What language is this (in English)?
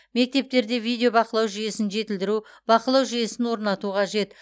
Kazakh